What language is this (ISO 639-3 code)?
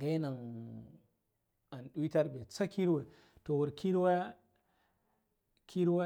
gdf